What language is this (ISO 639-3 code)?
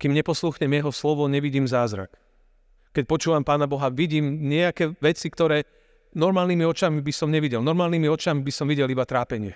slk